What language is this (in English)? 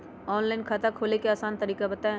Magahi